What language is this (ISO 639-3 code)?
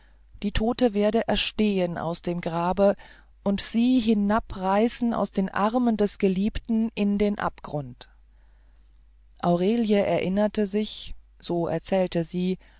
deu